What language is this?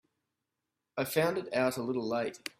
English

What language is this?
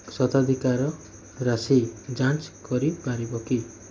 Odia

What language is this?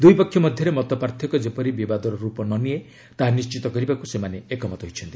Odia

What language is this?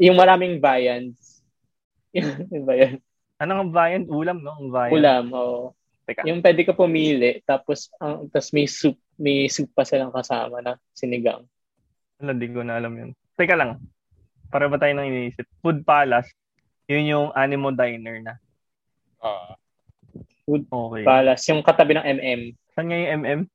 Filipino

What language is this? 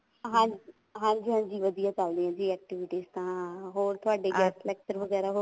Punjabi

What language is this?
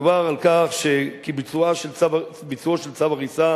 Hebrew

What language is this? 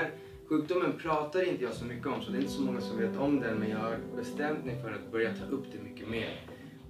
Swedish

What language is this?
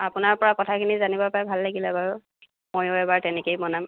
Assamese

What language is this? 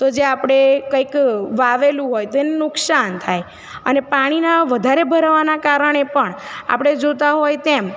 Gujarati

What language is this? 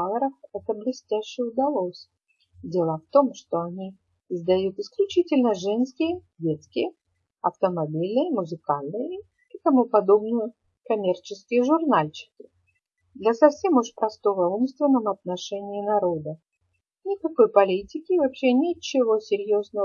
Russian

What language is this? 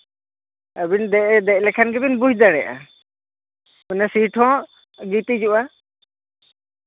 Santali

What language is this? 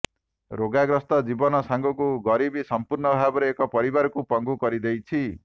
Odia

